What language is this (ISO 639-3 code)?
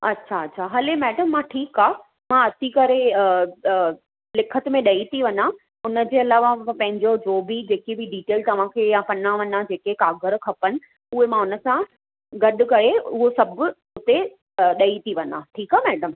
snd